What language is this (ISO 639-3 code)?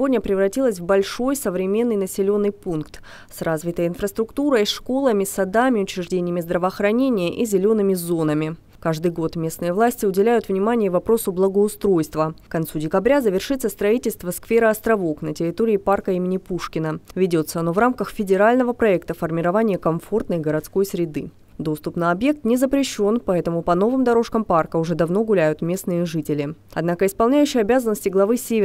rus